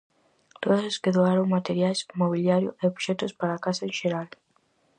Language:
Galician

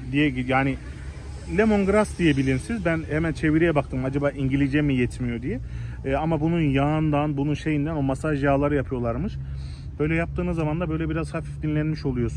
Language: Turkish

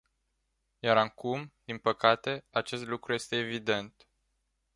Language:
Romanian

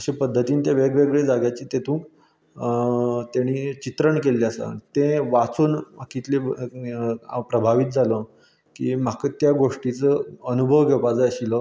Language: Konkani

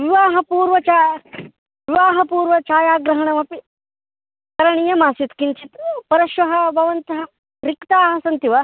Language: Sanskrit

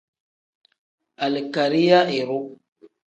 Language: Tem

